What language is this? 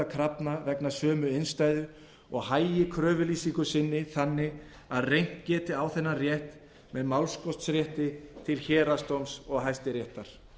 Icelandic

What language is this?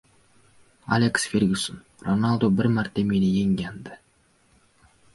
Uzbek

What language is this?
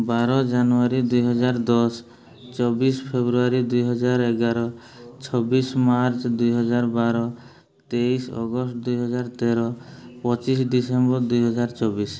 Odia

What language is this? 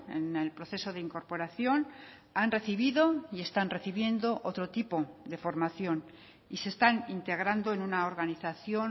Spanish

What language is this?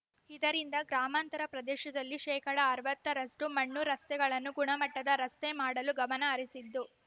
Kannada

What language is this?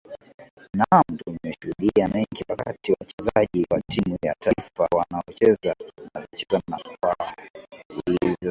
Swahili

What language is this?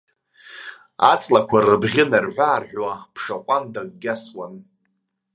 Abkhazian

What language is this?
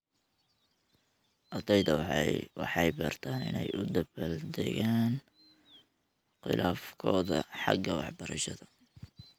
Somali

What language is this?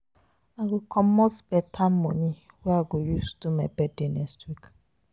Nigerian Pidgin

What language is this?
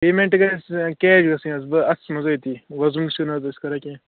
Kashmiri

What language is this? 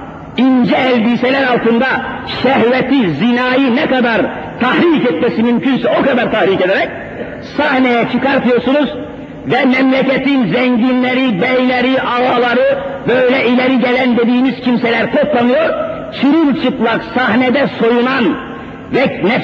Turkish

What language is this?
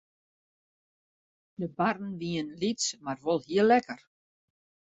Western Frisian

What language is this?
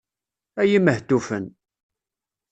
Kabyle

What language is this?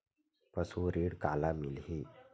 Chhattisgarhi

